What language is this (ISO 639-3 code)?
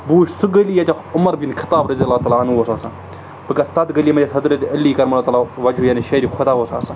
kas